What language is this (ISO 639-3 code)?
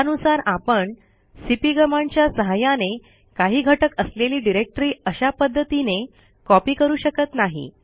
mar